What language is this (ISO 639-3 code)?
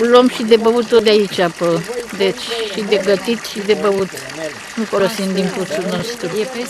ron